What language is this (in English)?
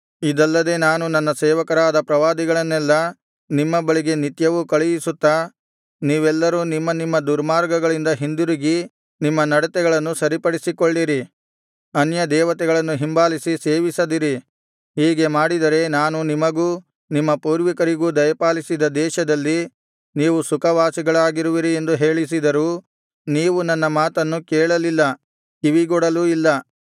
Kannada